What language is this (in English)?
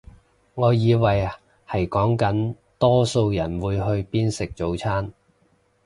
Cantonese